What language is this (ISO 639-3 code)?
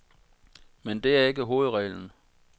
dan